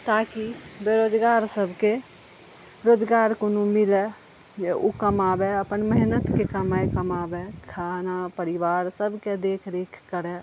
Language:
Maithili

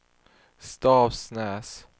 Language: Swedish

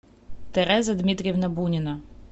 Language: Russian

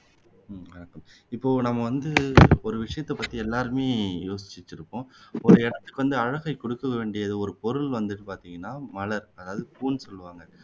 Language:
Tamil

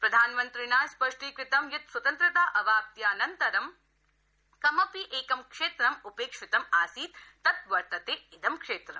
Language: Sanskrit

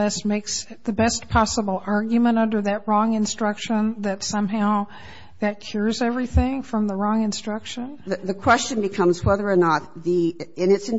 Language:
English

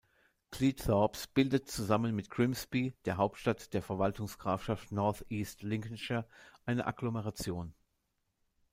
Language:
German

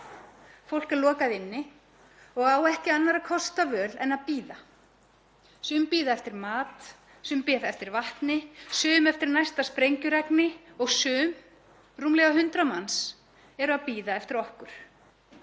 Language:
Icelandic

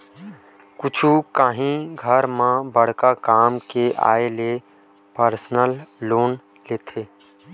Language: Chhattisgarhi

